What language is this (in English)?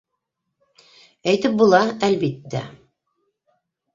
Bashkir